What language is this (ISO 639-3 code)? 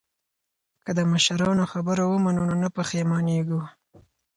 pus